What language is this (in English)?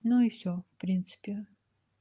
Russian